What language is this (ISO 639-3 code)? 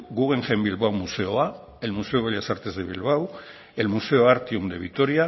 spa